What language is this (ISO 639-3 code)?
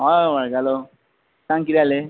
kok